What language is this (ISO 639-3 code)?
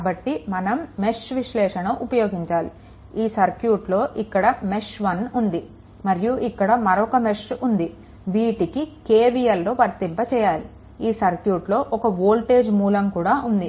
tel